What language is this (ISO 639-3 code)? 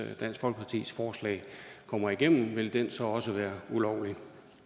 dan